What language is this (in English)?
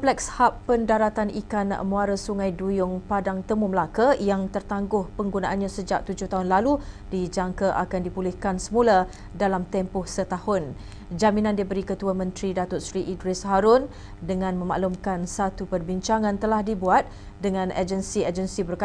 Malay